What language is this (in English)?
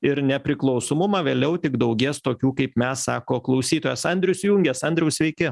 Lithuanian